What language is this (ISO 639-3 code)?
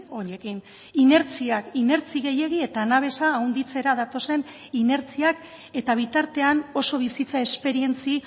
eus